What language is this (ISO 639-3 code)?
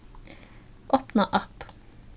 fao